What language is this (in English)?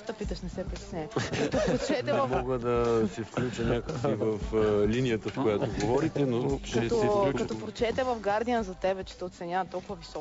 Bulgarian